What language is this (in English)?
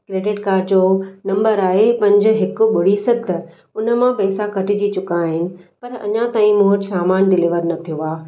Sindhi